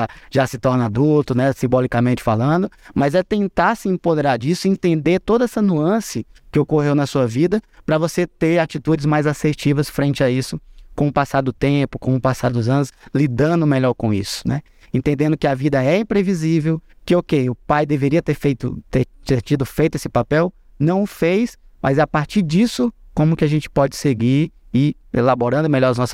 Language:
Portuguese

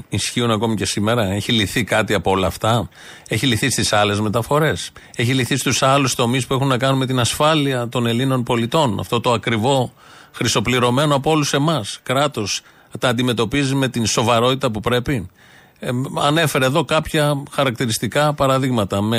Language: Greek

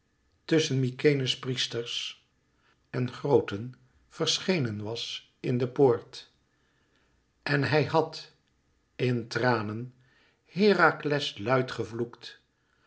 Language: Dutch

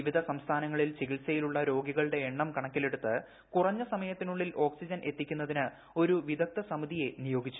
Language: Malayalam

